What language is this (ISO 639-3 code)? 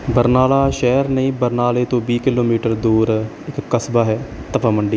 pan